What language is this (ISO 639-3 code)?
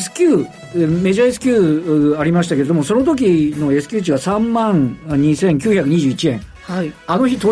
jpn